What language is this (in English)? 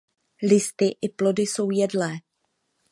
Czech